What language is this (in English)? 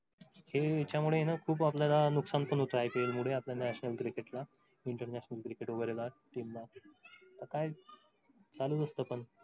Marathi